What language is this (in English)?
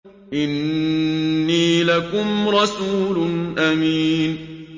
Arabic